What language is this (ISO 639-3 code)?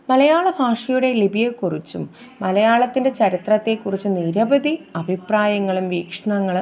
mal